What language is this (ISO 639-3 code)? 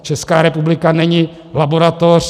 ces